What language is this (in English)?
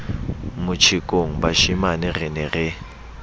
Southern Sotho